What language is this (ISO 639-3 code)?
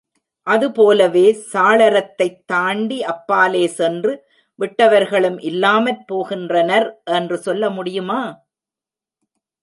tam